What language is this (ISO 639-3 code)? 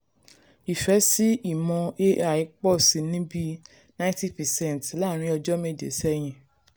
yor